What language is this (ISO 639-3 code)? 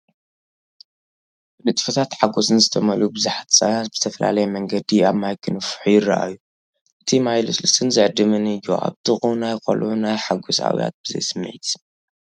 tir